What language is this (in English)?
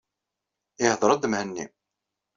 Kabyle